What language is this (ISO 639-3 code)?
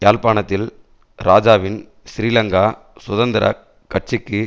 tam